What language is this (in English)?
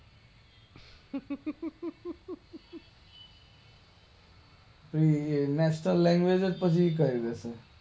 Gujarati